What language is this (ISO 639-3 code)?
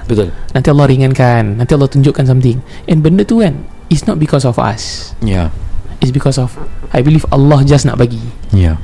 msa